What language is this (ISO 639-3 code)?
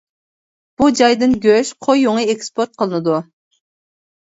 uig